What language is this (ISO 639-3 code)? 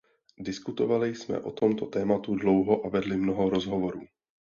ces